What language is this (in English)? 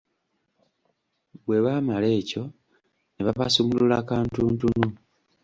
Ganda